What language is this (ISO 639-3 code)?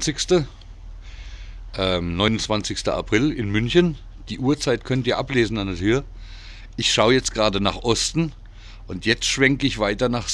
deu